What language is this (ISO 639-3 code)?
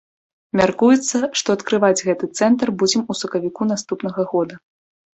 bel